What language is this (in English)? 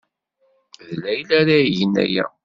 Kabyle